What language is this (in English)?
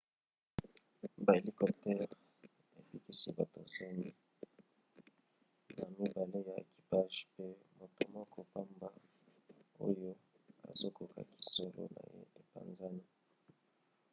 Lingala